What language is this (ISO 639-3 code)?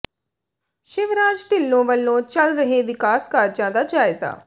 pan